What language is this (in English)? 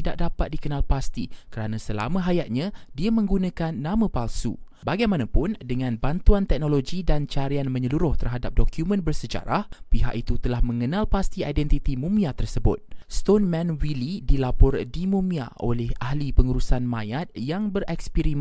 Malay